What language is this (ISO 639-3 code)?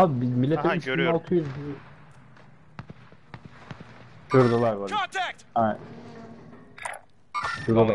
tur